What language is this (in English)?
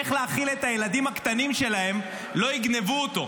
Hebrew